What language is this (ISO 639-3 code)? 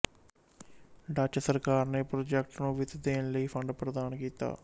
pan